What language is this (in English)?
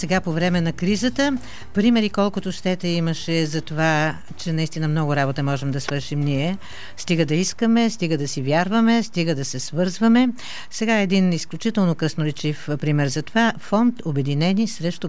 Bulgarian